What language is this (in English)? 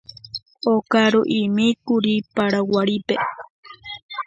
Guarani